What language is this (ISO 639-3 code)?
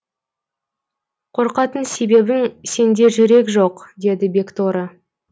kaz